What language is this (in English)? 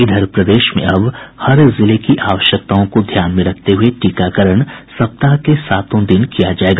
Hindi